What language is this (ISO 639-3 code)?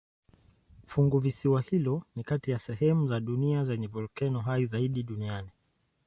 swa